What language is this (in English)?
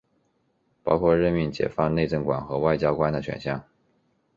Chinese